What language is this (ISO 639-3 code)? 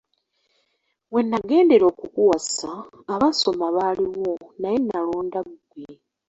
lug